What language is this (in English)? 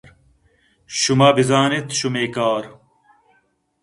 Eastern Balochi